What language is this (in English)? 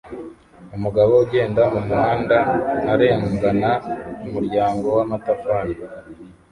Kinyarwanda